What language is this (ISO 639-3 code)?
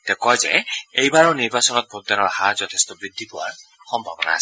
asm